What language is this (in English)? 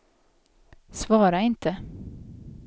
Swedish